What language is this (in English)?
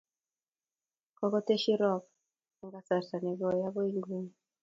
Kalenjin